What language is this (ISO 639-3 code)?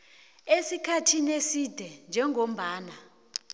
nbl